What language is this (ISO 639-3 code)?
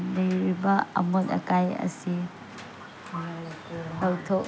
mni